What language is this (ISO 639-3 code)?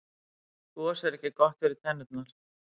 isl